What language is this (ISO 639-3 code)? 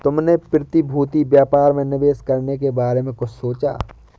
hin